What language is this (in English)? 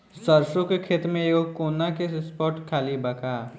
Bhojpuri